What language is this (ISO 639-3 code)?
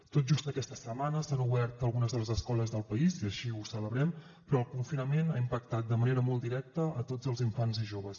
cat